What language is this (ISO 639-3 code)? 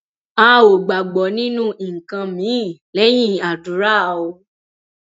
yor